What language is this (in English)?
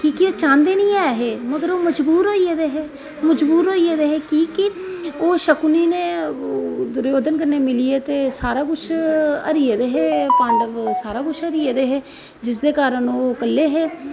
Dogri